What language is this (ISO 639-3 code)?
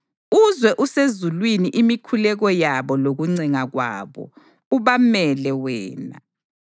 nde